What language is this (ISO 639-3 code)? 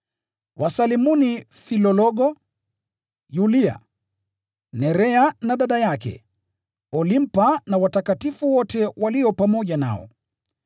swa